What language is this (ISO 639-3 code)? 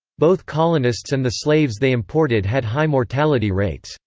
eng